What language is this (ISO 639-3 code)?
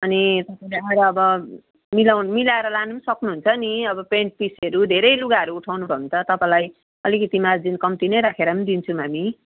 nep